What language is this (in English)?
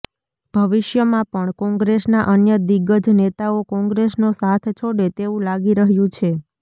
Gujarati